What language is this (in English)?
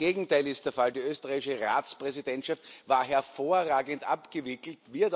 German